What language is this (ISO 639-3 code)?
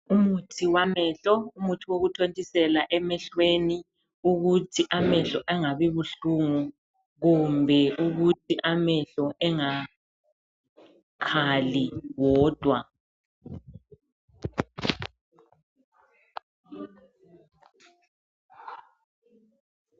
nde